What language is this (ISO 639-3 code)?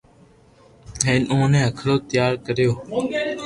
lrk